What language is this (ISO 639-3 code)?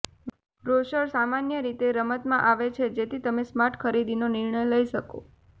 guj